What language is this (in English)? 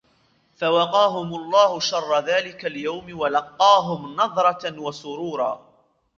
Arabic